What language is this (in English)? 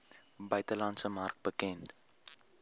Afrikaans